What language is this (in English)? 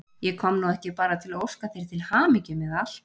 Icelandic